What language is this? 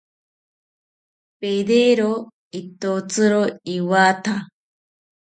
South Ucayali Ashéninka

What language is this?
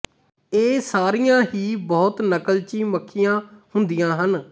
Punjabi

